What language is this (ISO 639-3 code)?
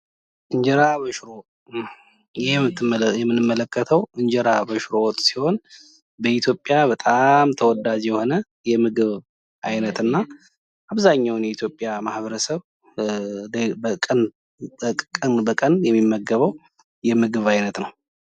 amh